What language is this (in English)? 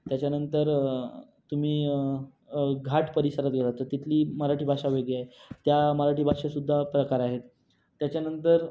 Marathi